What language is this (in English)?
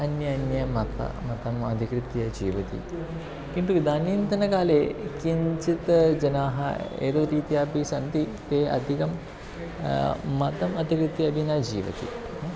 Sanskrit